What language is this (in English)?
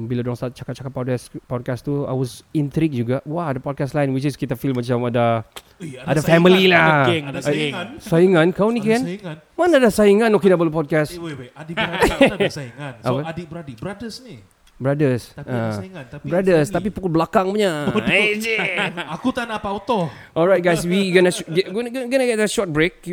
Malay